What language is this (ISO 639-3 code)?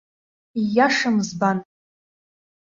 abk